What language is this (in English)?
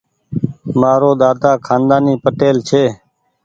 Goaria